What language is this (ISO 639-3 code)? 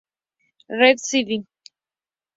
spa